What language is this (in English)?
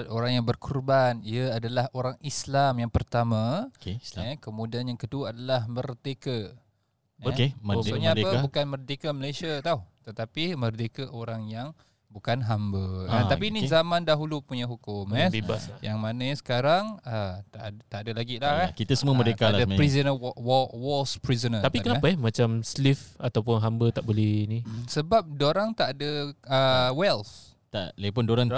Malay